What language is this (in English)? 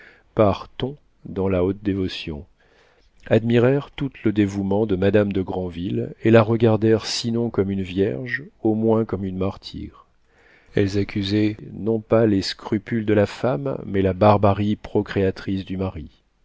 French